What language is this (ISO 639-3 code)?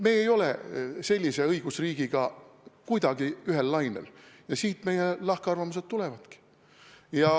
est